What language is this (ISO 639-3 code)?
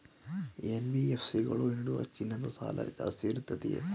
kan